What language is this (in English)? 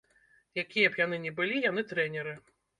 Belarusian